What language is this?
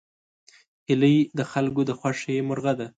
Pashto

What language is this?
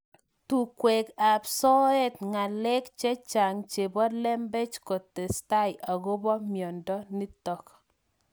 Kalenjin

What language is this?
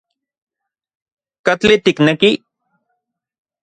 Central Puebla Nahuatl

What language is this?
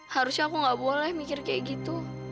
Indonesian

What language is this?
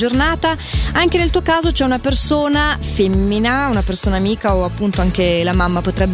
Italian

